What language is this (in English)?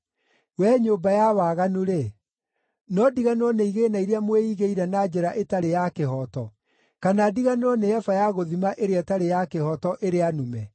Kikuyu